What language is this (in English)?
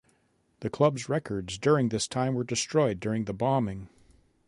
English